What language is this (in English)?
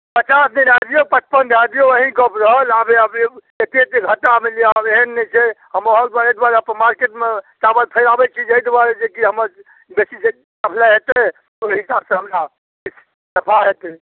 Maithili